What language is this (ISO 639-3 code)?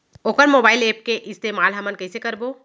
hne